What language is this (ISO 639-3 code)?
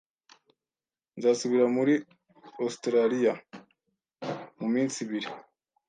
kin